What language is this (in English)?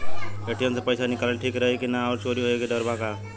Bhojpuri